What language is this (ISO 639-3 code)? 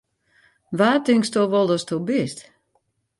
fry